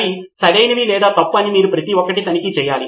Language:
Telugu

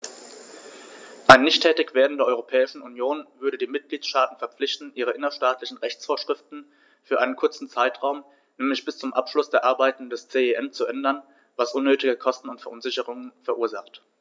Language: German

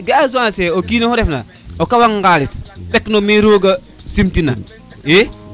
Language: Serer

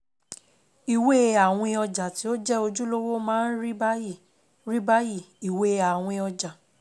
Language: Yoruba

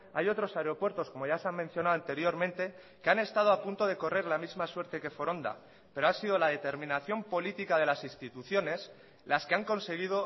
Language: Spanish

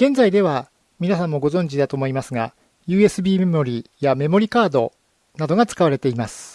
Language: Japanese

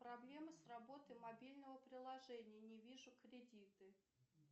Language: Russian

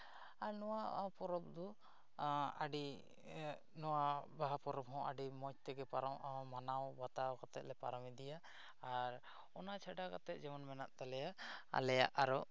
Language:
Santali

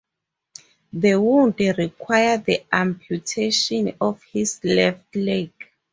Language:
English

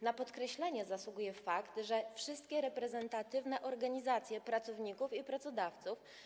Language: Polish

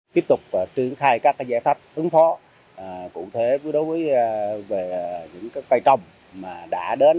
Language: Vietnamese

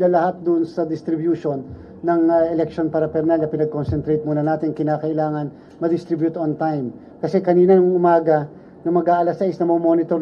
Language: Filipino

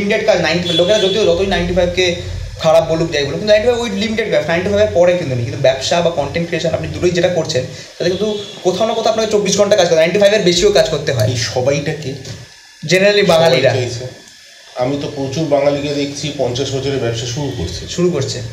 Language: Bangla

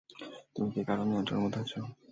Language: Bangla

